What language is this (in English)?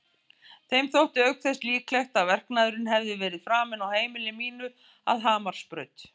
Icelandic